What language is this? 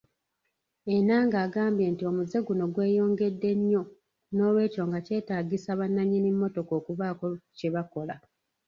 Ganda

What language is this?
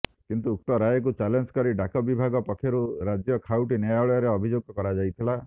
Odia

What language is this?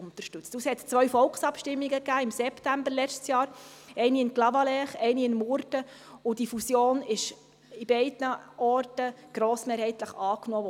Swiss German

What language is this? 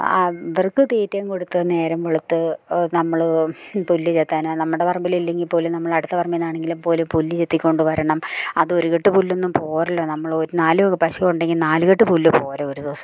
Malayalam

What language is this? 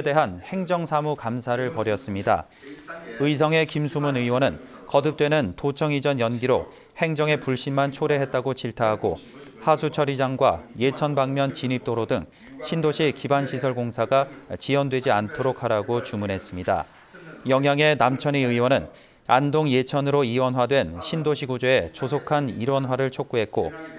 Korean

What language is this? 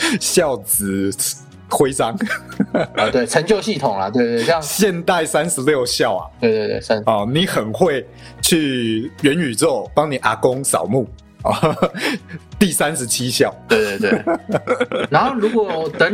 Chinese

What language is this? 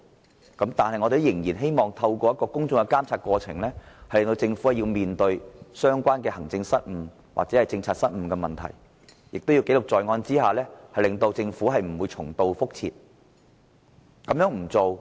Cantonese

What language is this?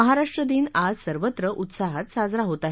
Marathi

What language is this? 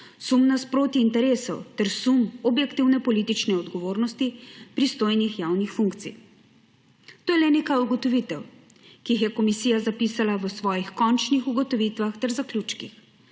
Slovenian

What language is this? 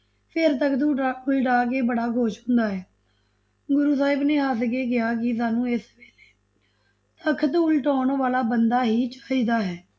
Punjabi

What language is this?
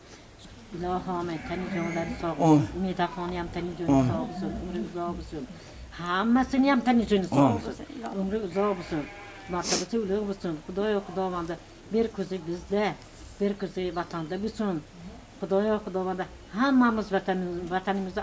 Turkish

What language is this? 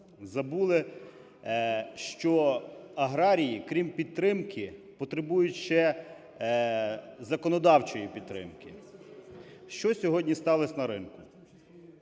Ukrainian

